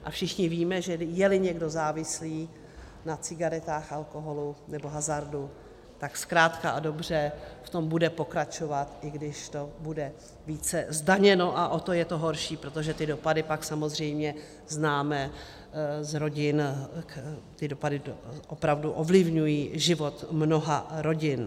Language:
Czech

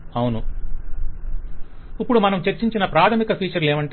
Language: Telugu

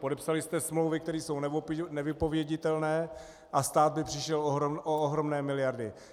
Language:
Czech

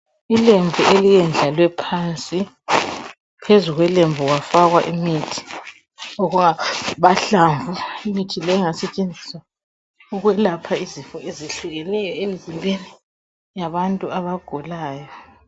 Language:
North Ndebele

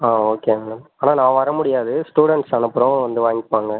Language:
Tamil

